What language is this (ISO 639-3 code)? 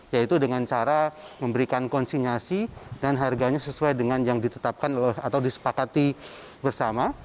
ind